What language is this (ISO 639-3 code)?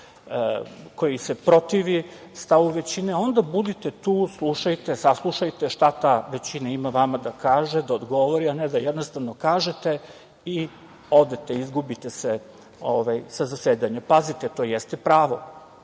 srp